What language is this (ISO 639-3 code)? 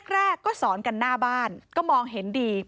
tha